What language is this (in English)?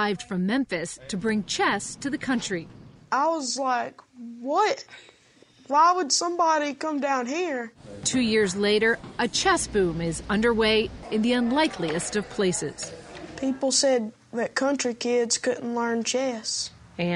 English